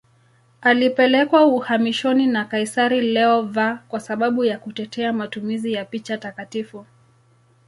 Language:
Swahili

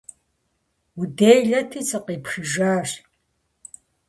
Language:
Kabardian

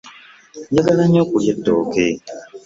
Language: Ganda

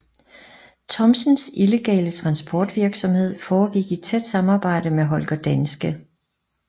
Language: Danish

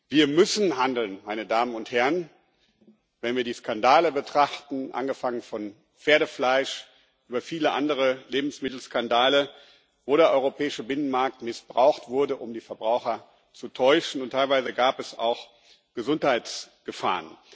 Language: German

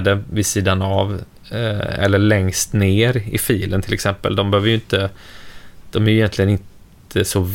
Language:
Swedish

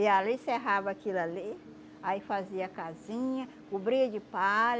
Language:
Portuguese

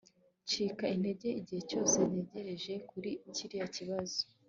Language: Kinyarwanda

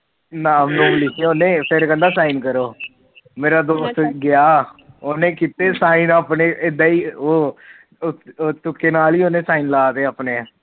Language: Punjabi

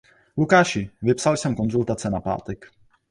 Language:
Czech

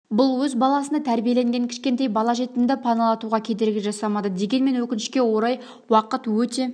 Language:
Kazakh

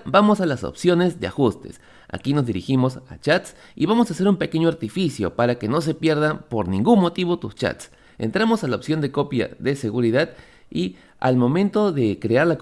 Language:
Spanish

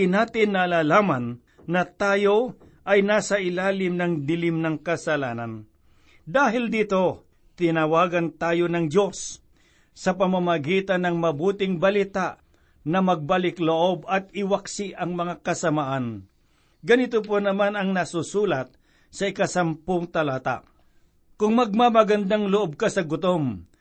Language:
Filipino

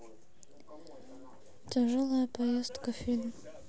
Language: Russian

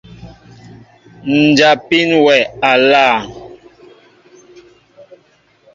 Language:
Mbo (Cameroon)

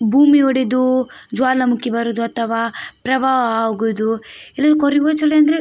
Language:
Kannada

